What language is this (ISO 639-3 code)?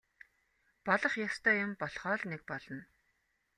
mon